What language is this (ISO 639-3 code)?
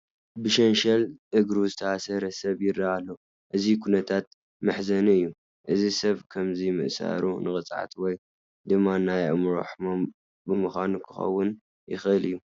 tir